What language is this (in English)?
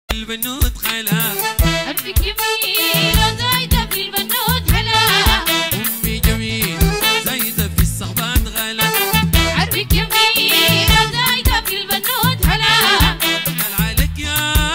Arabic